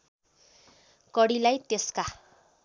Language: Nepali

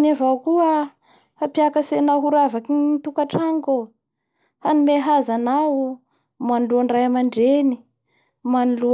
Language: Bara Malagasy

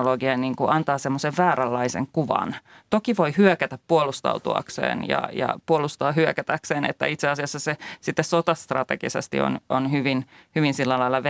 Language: Finnish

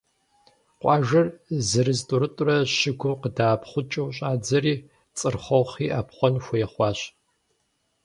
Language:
Kabardian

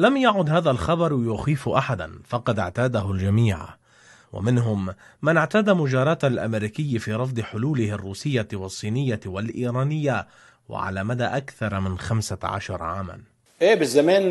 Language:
Arabic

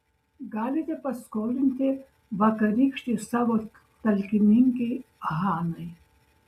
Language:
Lithuanian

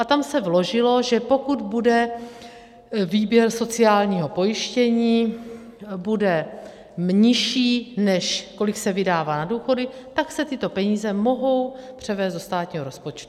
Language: Czech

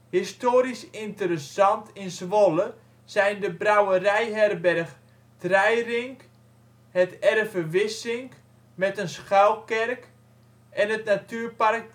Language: Dutch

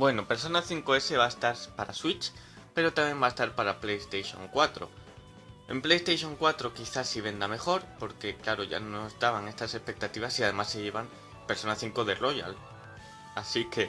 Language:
Spanish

